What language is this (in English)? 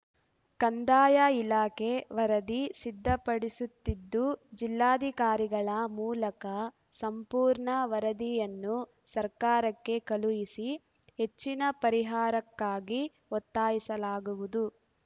Kannada